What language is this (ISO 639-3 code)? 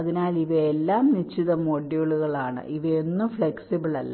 mal